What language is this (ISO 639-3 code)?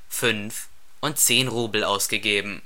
deu